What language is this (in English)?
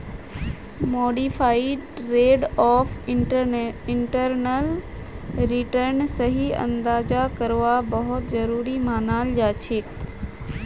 Magahi